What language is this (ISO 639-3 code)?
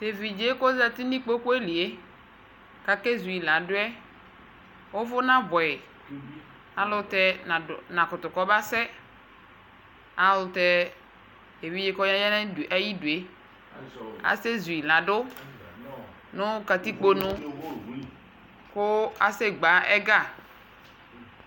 kpo